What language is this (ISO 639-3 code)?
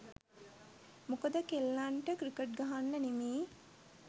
sin